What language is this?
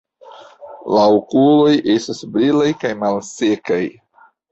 Esperanto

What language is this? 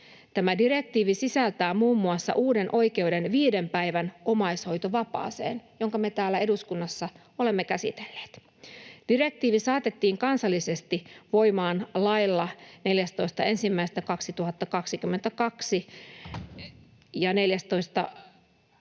Finnish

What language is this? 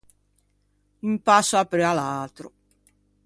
Ligurian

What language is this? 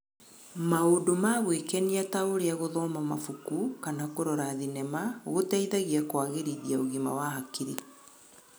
Kikuyu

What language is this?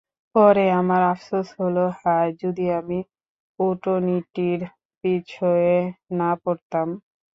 Bangla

